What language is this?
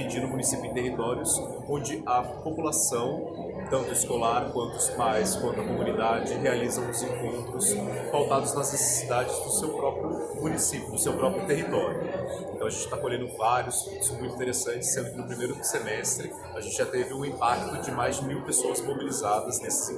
Portuguese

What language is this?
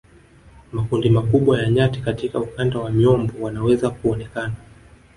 Swahili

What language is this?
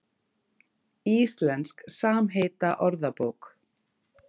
Icelandic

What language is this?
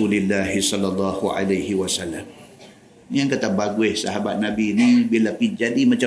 Malay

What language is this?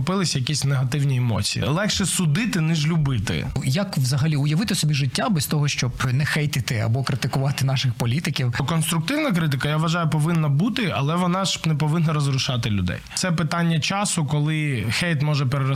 Ukrainian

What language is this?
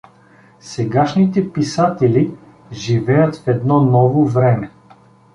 Bulgarian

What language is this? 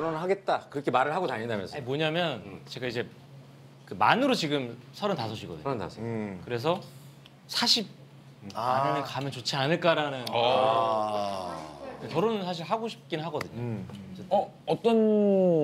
Korean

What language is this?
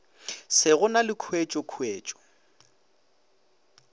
Northern Sotho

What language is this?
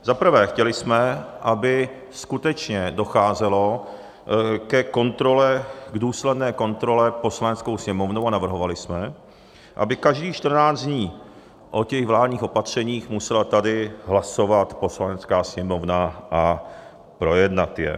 Czech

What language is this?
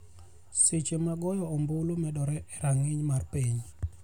Luo (Kenya and Tanzania)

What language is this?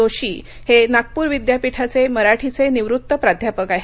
Marathi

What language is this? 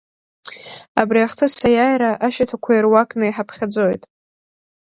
Abkhazian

